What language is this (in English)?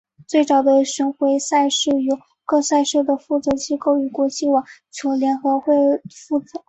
Chinese